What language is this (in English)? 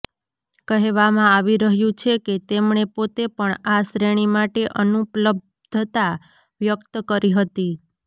Gujarati